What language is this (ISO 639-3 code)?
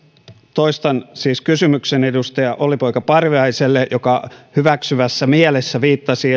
fin